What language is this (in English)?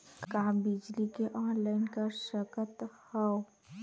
Chhattisgarhi